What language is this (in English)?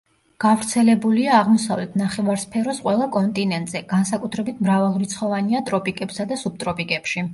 Georgian